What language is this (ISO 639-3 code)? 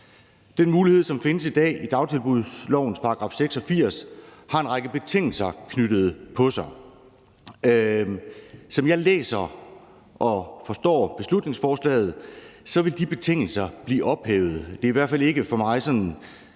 dan